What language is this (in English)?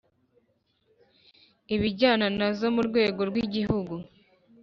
Kinyarwanda